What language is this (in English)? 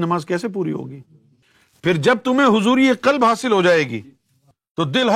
Urdu